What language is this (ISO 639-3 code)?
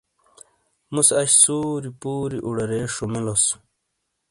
scl